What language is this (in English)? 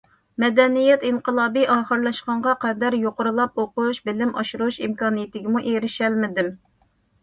Uyghur